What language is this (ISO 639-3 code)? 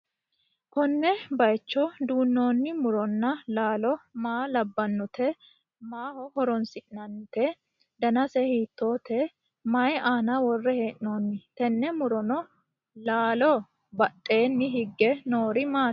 sid